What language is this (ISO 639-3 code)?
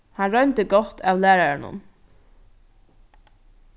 fao